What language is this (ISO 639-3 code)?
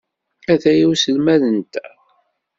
kab